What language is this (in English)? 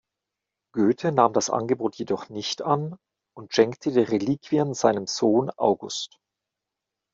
German